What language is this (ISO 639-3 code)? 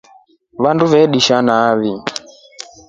rof